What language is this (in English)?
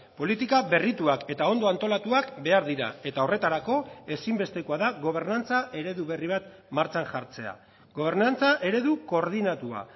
Basque